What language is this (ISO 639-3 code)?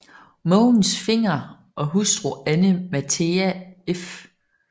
dan